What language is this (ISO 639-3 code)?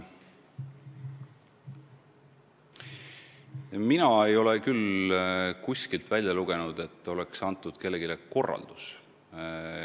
est